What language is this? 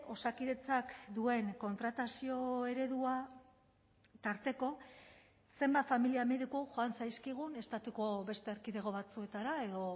Basque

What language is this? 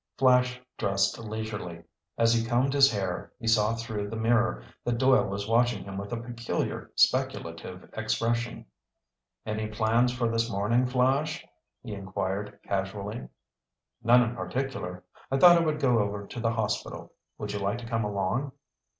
English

